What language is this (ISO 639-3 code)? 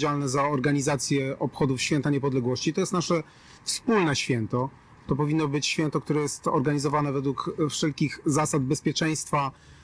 pol